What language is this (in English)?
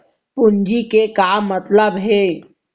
Chhattisgarhi